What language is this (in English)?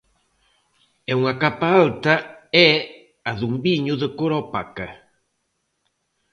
Galician